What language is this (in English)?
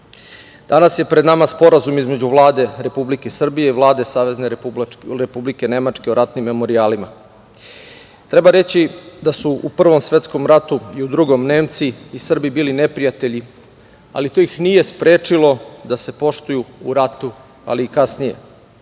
Serbian